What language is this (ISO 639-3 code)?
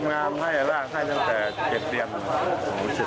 tha